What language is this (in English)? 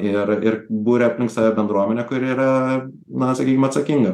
Lithuanian